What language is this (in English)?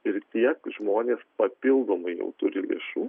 Lithuanian